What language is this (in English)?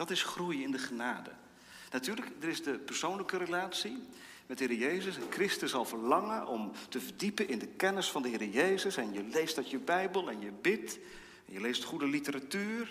Dutch